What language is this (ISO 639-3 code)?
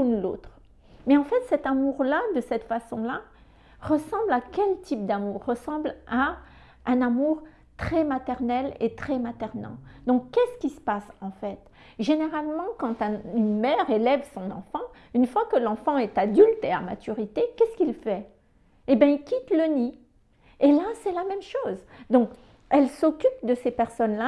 fra